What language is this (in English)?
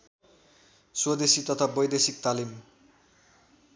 Nepali